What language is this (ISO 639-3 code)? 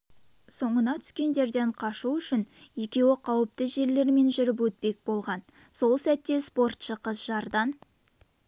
kaz